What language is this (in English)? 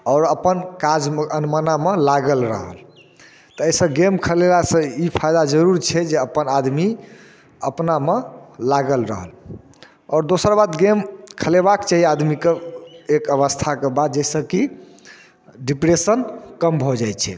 Maithili